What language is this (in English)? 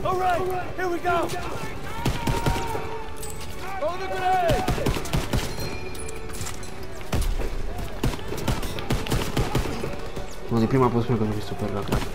Romanian